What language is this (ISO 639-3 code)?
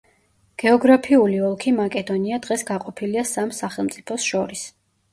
kat